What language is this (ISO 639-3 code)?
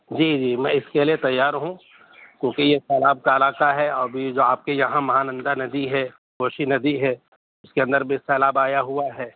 urd